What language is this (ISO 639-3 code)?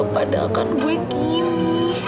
ind